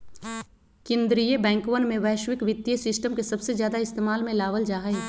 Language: Magahi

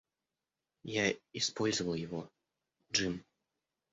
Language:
Russian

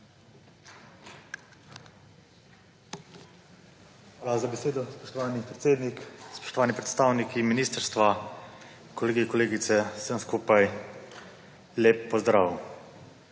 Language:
Slovenian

